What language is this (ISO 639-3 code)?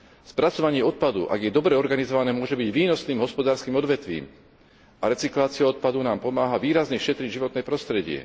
slk